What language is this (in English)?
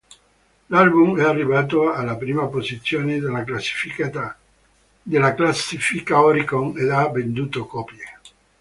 Italian